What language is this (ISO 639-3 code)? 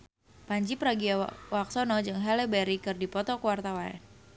sun